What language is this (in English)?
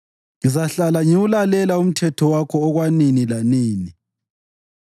North Ndebele